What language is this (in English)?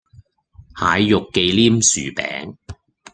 Cantonese